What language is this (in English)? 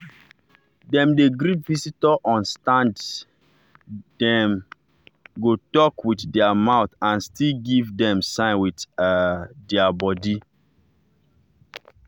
Nigerian Pidgin